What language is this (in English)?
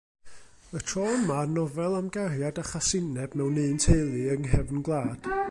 Welsh